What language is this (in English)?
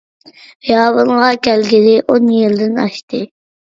Uyghur